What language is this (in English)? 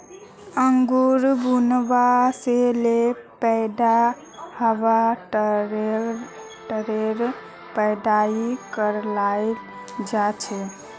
Magahi